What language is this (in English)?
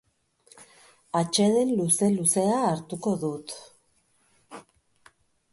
Basque